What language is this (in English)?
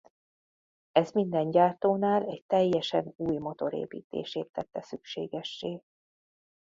Hungarian